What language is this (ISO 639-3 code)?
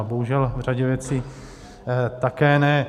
ces